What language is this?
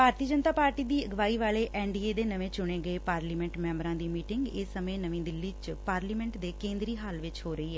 Punjabi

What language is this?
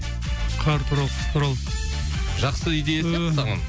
Kazakh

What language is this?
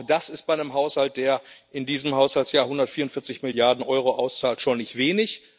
German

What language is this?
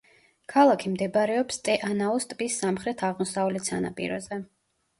Georgian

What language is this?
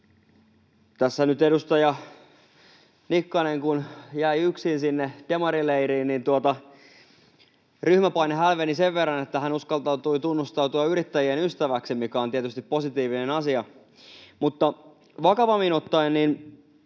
Finnish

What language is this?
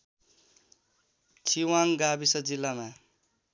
Nepali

